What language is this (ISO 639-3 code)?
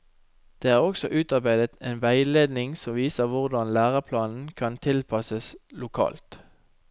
nor